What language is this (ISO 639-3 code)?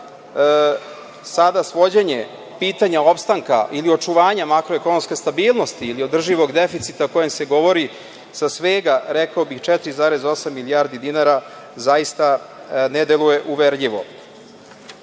srp